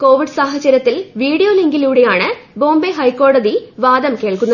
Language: Malayalam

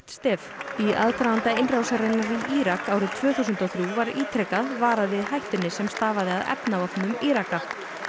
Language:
Icelandic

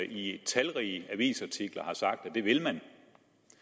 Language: Danish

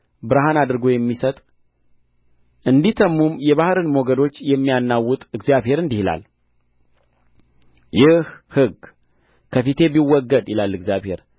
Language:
Amharic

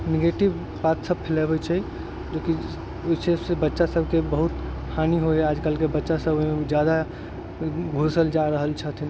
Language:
Maithili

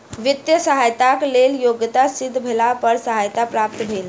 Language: Maithili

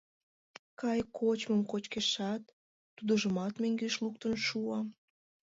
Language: Mari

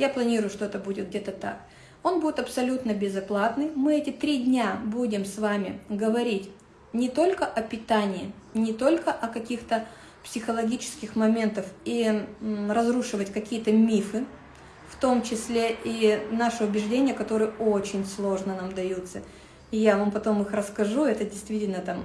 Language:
Russian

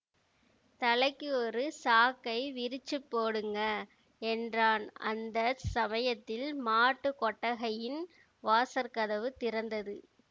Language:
Tamil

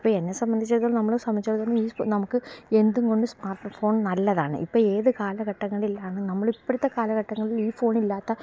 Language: Malayalam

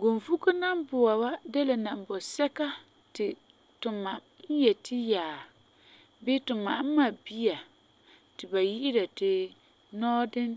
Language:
Frafra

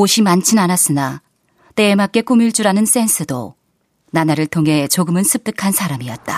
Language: Korean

